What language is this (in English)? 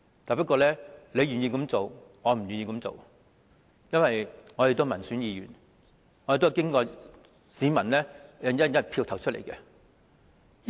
Cantonese